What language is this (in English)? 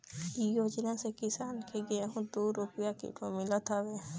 Bhojpuri